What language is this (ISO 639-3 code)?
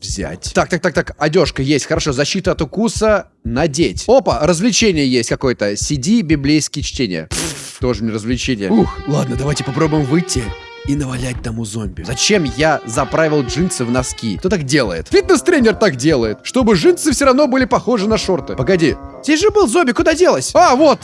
rus